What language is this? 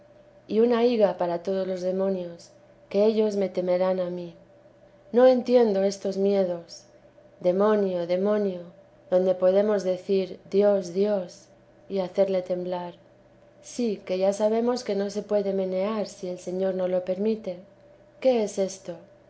Spanish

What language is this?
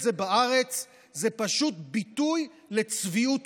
Hebrew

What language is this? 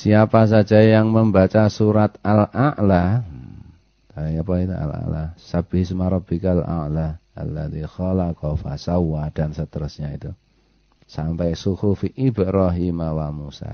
Indonesian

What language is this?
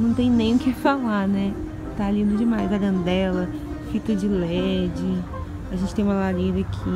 Portuguese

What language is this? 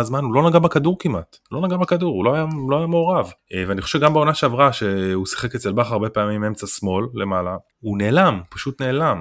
Hebrew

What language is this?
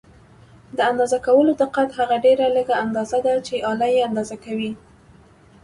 Pashto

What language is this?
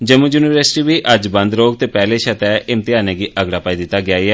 Dogri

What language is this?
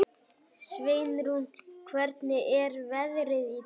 Icelandic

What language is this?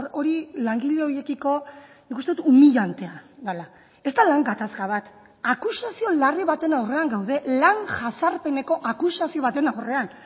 Basque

